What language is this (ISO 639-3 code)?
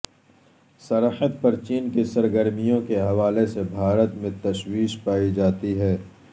urd